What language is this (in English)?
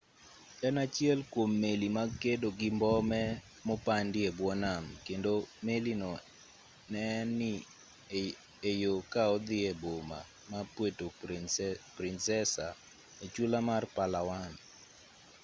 Luo (Kenya and Tanzania)